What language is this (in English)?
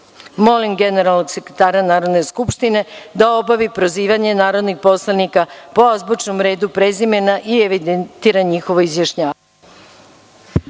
Serbian